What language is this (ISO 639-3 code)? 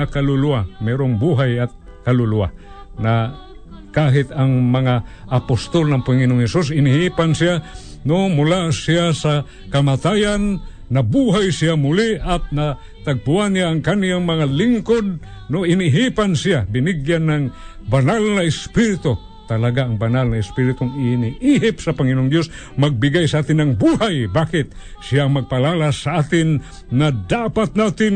fil